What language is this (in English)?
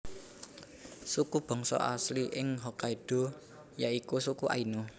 Javanese